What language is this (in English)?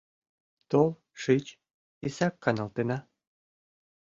Mari